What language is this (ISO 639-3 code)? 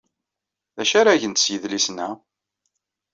kab